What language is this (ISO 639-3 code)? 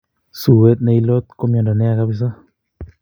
kln